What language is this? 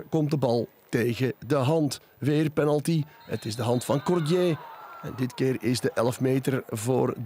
Dutch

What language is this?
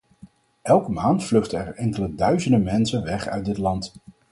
Dutch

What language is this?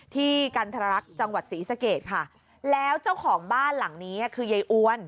Thai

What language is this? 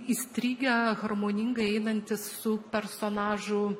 Lithuanian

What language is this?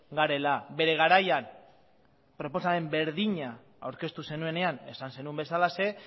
Basque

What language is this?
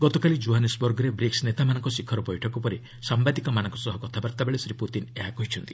Odia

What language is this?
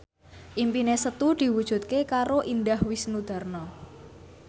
Javanese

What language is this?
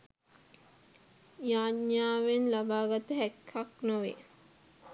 Sinhala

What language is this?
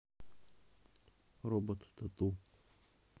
Russian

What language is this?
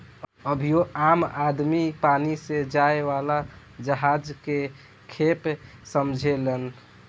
Bhojpuri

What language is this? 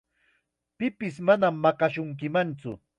Chiquián Ancash Quechua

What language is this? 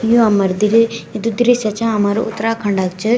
Garhwali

